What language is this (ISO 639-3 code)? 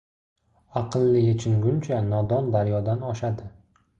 uzb